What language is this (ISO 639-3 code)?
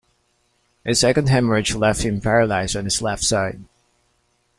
eng